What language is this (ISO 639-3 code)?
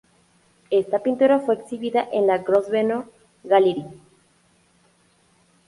spa